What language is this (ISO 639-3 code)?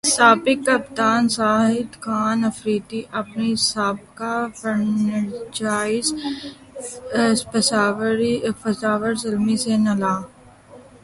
urd